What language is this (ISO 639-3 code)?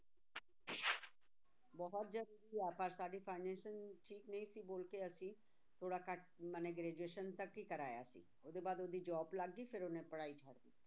pan